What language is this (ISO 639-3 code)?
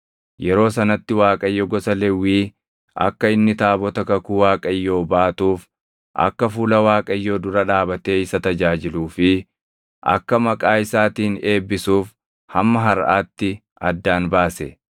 orm